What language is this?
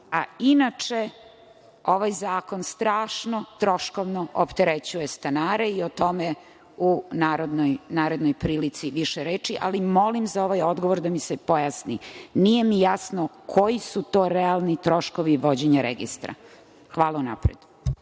Serbian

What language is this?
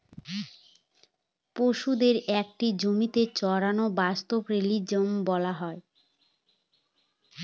Bangla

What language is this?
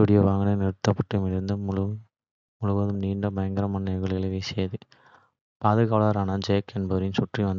Kota (India)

